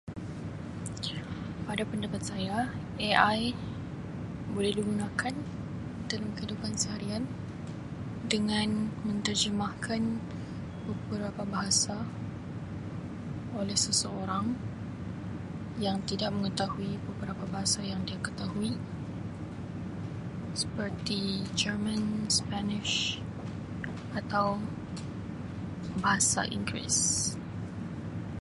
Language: Sabah Malay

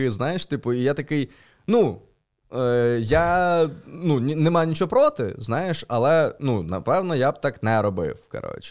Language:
Ukrainian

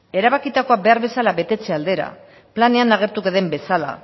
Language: Basque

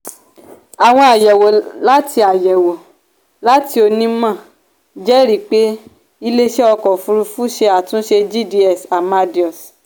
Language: Yoruba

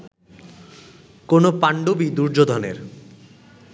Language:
Bangla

